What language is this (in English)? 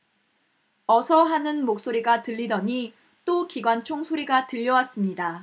Korean